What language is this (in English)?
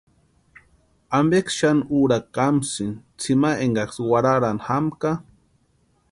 Western Highland Purepecha